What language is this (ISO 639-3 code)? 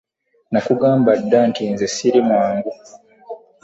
lug